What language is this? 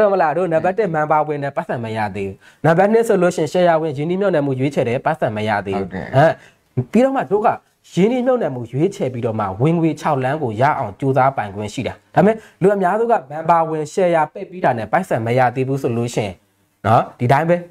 Thai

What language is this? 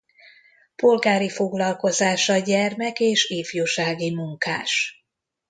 Hungarian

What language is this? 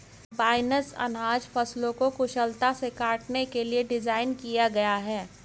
Hindi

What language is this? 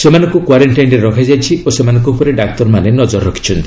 Odia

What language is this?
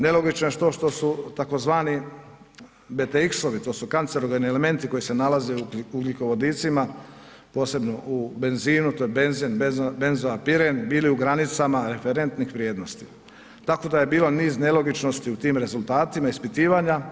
Croatian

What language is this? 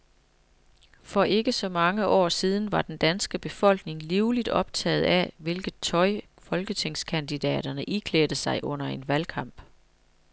Danish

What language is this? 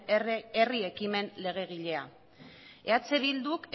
Basque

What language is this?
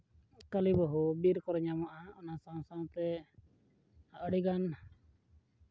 Santali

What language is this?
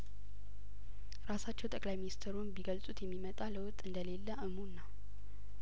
Amharic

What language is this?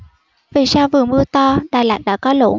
Vietnamese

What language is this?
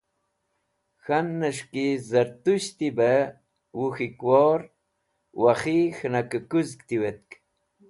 Wakhi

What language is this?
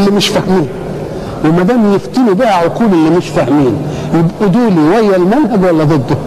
Arabic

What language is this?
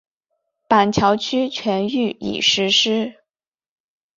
Chinese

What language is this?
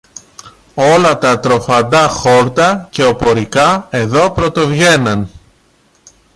Greek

